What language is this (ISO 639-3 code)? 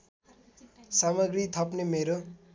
nep